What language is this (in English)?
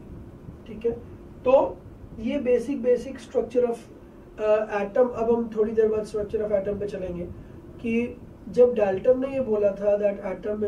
Portuguese